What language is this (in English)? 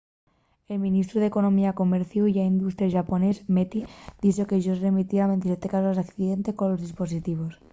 Asturian